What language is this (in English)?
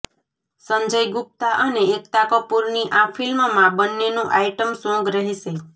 Gujarati